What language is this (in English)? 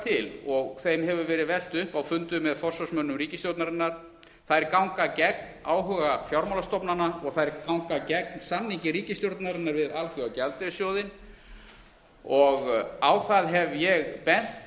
Icelandic